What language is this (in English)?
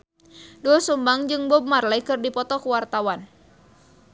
Sundanese